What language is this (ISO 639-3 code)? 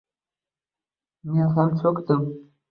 uzb